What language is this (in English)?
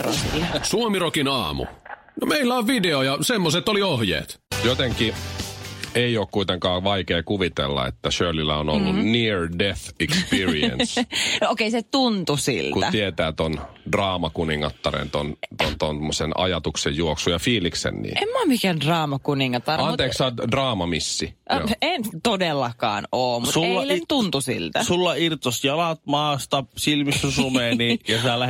Finnish